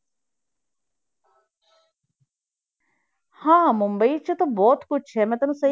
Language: Punjabi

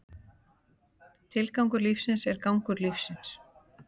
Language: Icelandic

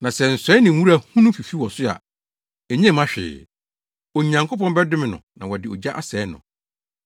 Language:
Akan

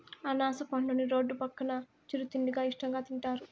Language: Telugu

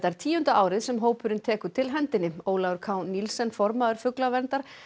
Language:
Icelandic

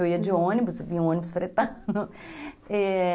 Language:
Portuguese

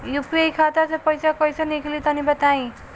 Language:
Bhojpuri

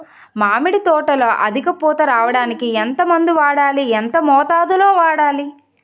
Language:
Telugu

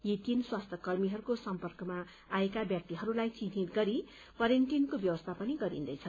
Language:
Nepali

